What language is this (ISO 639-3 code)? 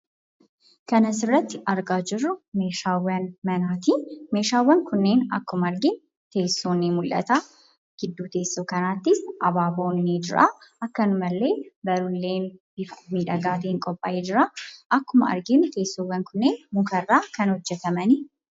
orm